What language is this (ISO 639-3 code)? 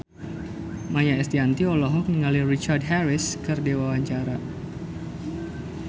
sun